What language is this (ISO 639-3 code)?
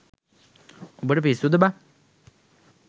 sin